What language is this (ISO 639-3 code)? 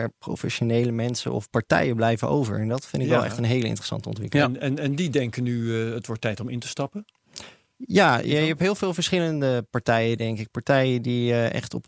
nld